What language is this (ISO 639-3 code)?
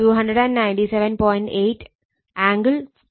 mal